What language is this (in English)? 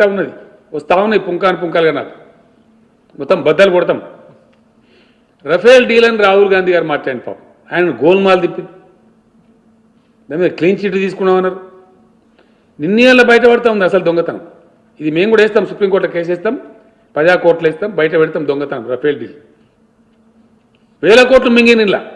English